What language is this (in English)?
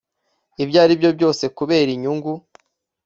Kinyarwanda